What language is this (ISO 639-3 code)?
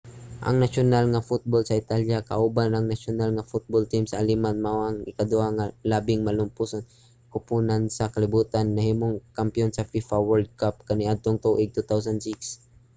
ceb